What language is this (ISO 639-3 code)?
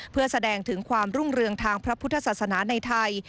tha